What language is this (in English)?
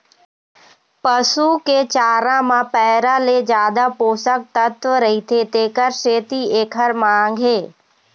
Chhattisgarhi